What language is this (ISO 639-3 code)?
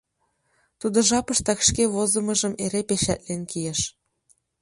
chm